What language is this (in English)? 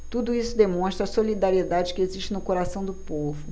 Portuguese